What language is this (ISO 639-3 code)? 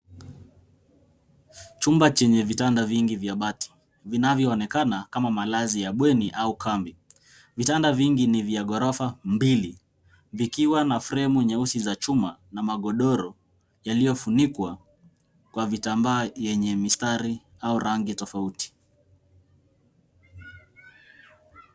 swa